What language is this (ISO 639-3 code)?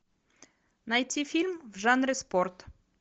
rus